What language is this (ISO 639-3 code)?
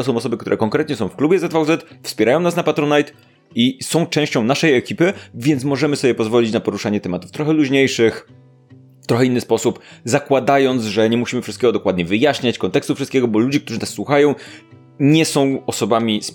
pol